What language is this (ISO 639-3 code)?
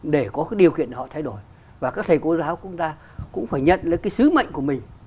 vie